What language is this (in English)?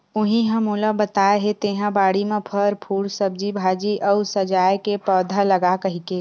Chhattisgarhi